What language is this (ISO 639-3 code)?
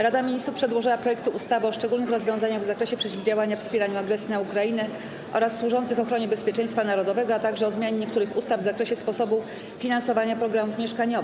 pol